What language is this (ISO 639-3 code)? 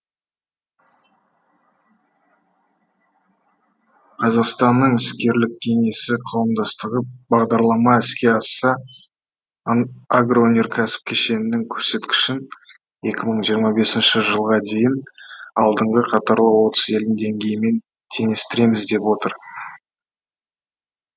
kaz